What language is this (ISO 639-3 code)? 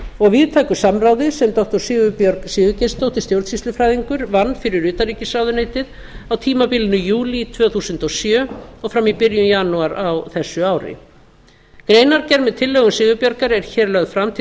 isl